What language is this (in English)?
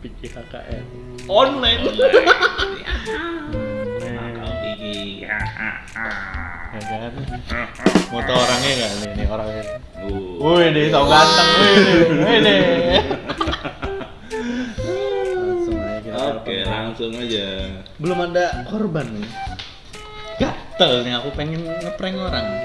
Indonesian